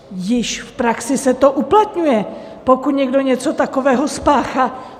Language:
Czech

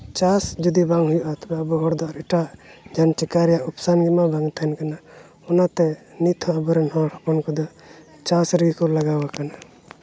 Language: Santali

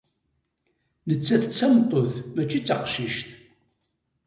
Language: Kabyle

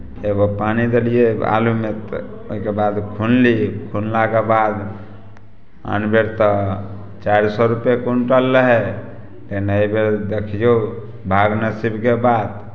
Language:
Maithili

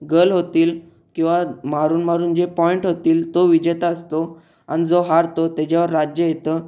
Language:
Marathi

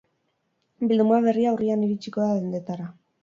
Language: Basque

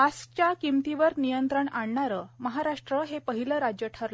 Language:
Marathi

